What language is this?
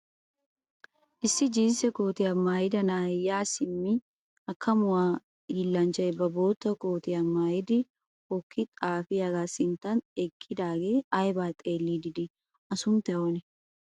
Wolaytta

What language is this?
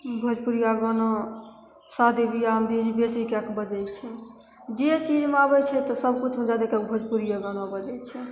Maithili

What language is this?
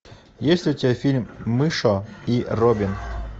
Russian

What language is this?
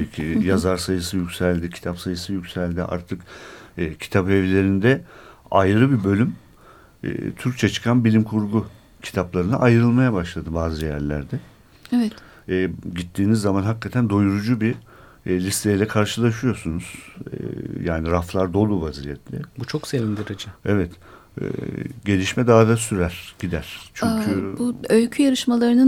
Turkish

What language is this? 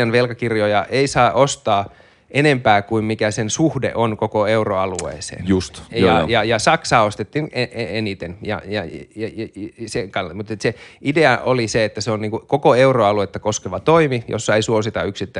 Finnish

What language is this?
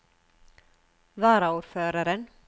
Norwegian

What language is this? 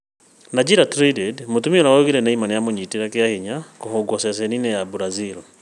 Kikuyu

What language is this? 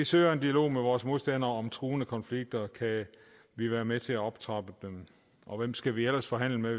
Danish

